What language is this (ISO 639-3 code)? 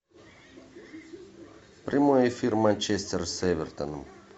rus